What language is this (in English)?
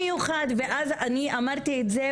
Hebrew